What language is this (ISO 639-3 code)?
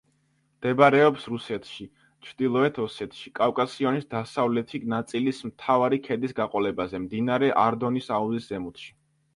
kat